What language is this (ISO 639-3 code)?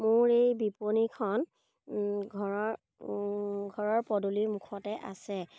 asm